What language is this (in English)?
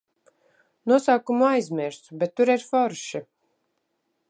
Latvian